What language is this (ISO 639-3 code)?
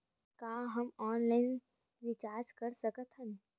hne